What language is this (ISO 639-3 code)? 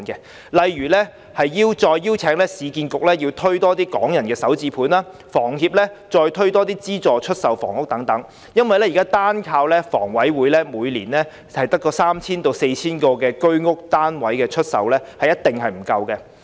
yue